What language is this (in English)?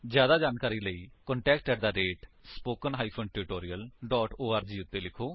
Punjabi